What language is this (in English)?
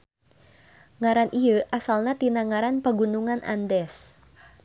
Sundanese